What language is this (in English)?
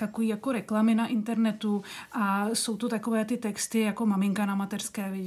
Czech